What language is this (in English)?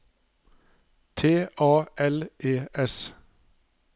Norwegian